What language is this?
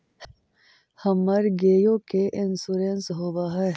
Magahi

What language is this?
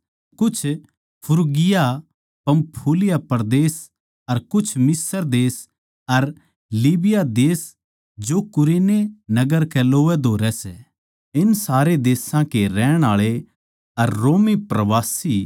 Haryanvi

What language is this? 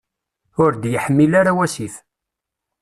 Kabyle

